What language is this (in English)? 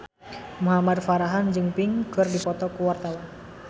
Sundanese